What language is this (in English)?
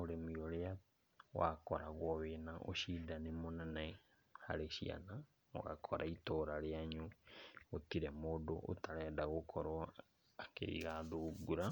Kikuyu